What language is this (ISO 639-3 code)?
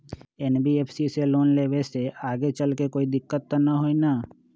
mag